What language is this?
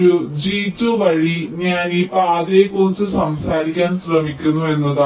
Malayalam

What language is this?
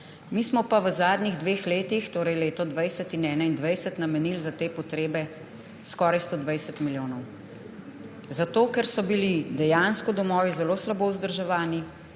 Slovenian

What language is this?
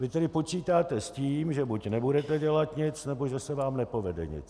Czech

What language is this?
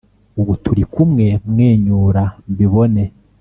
Kinyarwanda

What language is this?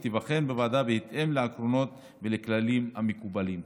Hebrew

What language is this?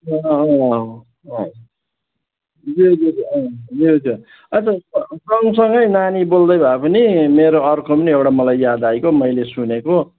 Nepali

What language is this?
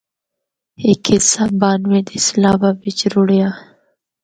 Northern Hindko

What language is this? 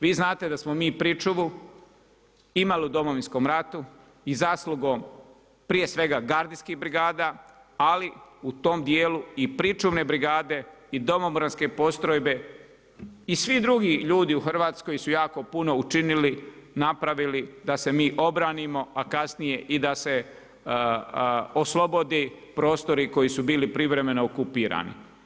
Croatian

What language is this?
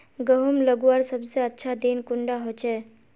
Magahi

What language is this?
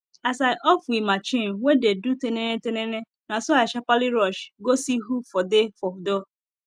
Nigerian Pidgin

